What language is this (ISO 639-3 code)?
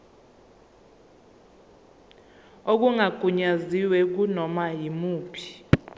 zul